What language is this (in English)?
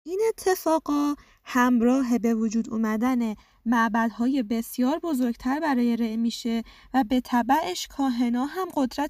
Persian